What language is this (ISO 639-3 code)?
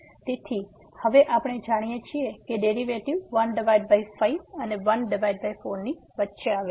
guj